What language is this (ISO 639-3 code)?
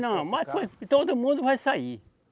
por